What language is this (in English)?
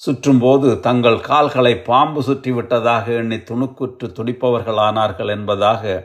Tamil